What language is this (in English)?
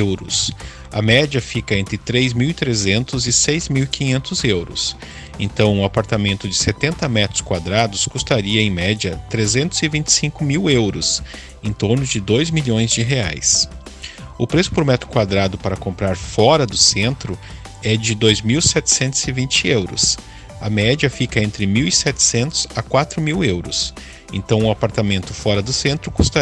Portuguese